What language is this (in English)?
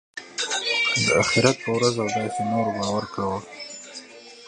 Pashto